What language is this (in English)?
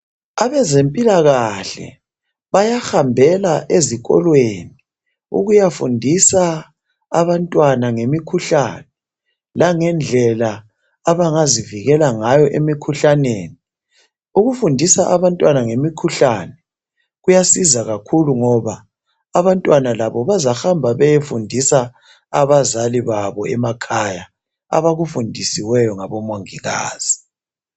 North Ndebele